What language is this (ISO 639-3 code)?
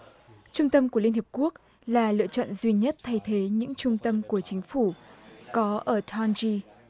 vie